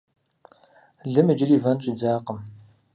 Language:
Kabardian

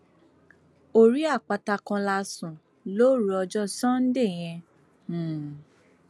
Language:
Yoruba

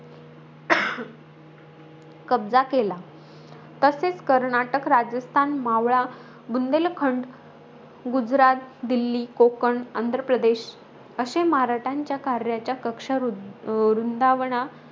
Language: Marathi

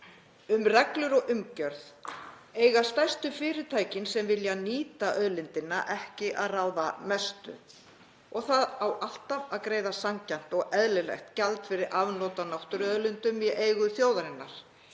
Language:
Icelandic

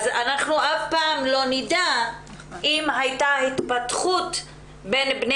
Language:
Hebrew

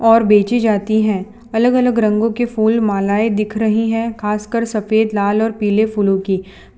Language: Hindi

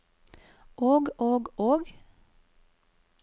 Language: Norwegian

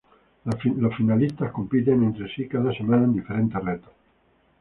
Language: Spanish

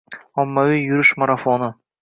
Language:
Uzbek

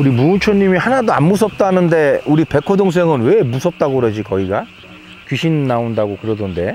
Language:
Korean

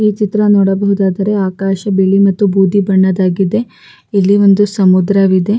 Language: Kannada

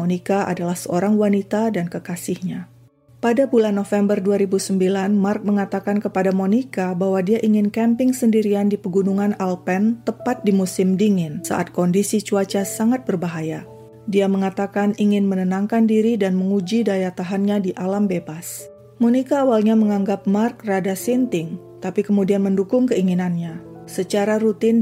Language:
Indonesian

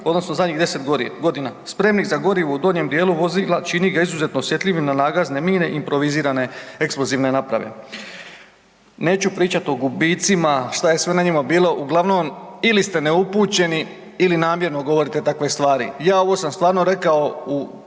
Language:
Croatian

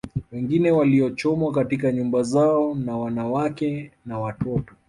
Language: Swahili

